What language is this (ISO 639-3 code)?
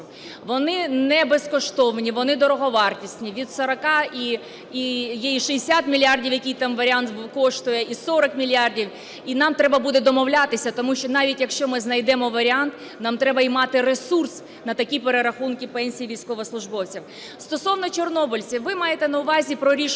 ukr